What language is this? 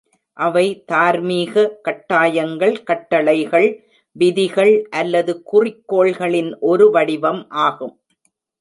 Tamil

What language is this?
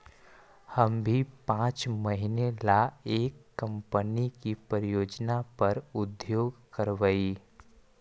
Magahi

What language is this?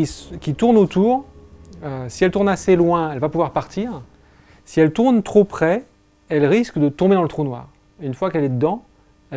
French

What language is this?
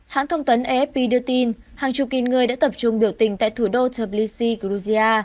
Vietnamese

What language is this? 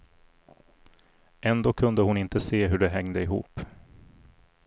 Swedish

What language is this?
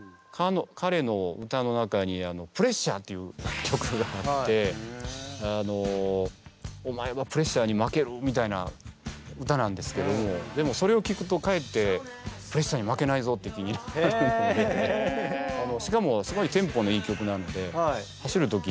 Japanese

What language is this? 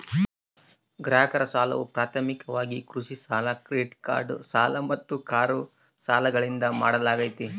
Kannada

